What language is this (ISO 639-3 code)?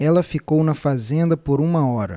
por